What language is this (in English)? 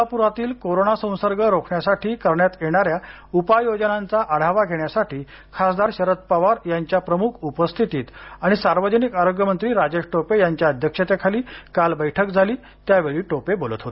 Marathi